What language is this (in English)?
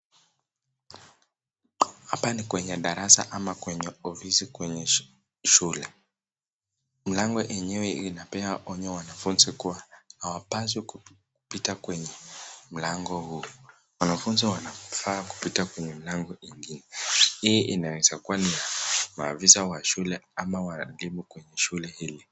Swahili